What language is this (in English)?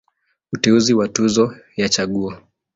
Swahili